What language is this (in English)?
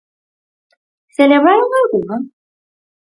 Galician